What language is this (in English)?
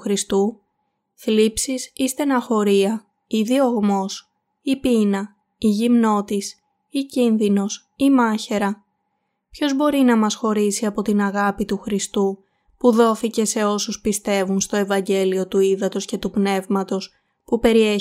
Greek